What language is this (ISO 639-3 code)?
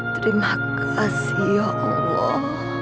ind